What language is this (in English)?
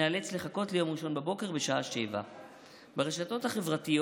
Hebrew